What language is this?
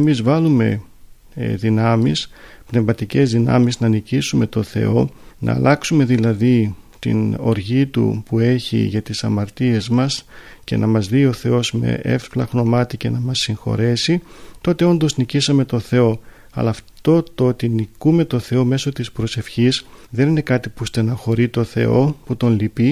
Greek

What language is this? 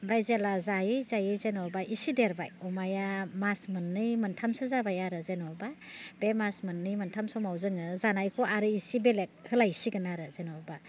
Bodo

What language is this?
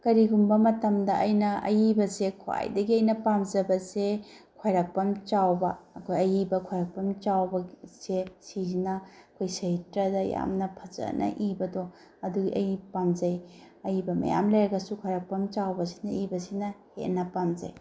Manipuri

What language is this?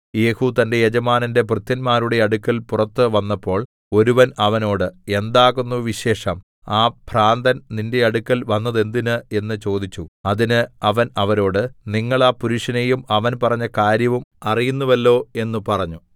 Malayalam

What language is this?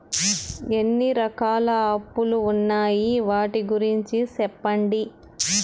Telugu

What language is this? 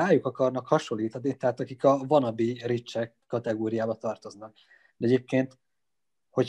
Hungarian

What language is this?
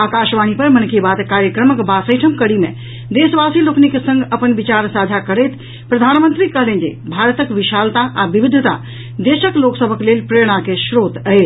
Maithili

